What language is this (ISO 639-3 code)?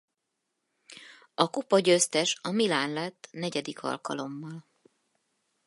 hun